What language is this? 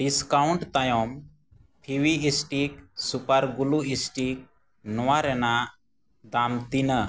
Santali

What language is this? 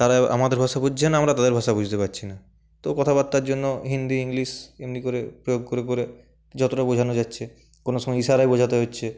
Bangla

